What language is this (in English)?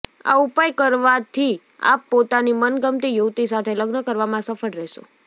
Gujarati